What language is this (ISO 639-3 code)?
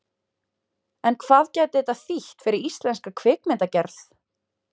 isl